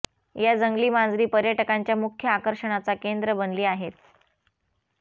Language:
Marathi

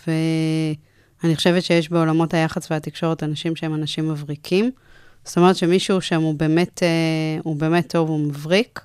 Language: Hebrew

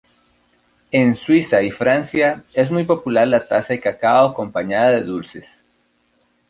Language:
Spanish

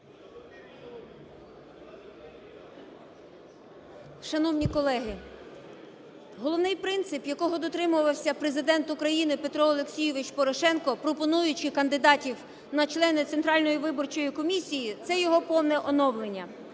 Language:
Ukrainian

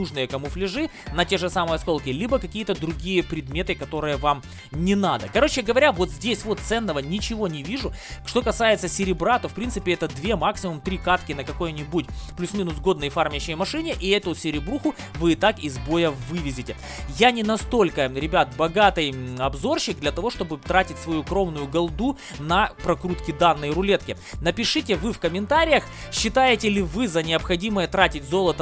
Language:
Russian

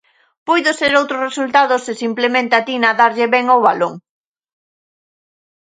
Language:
Galician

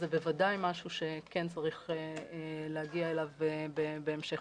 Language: Hebrew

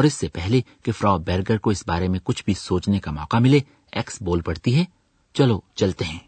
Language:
Urdu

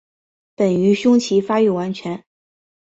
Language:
Chinese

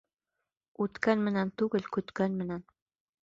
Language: Bashkir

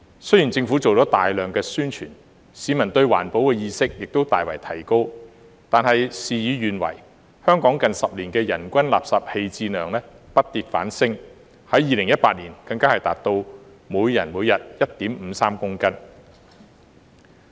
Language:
Cantonese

